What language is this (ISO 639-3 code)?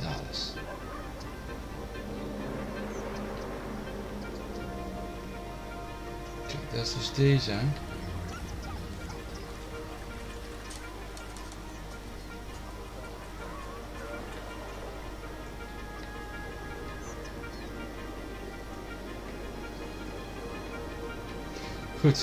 nld